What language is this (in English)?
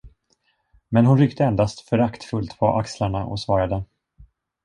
Swedish